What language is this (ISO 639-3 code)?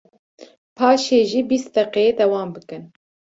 kur